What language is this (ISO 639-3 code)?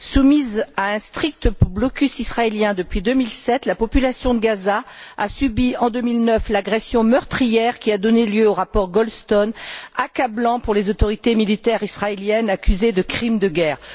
fra